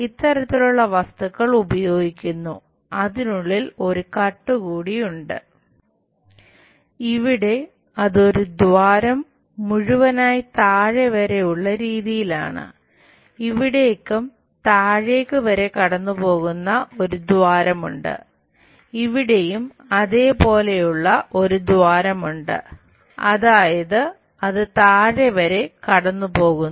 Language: Malayalam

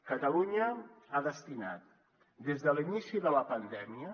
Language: Catalan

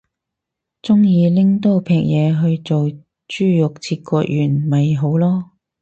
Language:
Cantonese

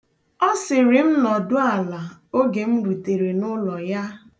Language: Igbo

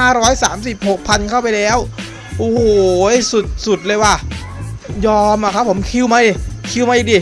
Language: Thai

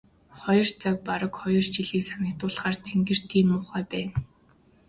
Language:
Mongolian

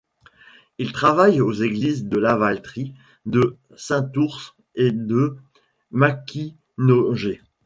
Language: French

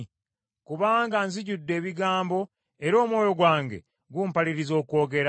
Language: Ganda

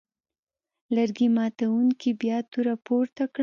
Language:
Pashto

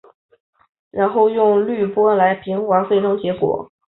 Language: Chinese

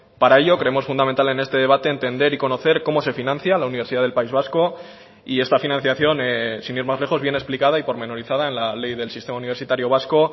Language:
Spanish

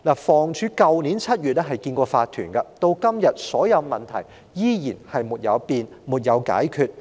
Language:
Cantonese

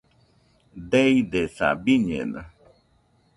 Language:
Nüpode Huitoto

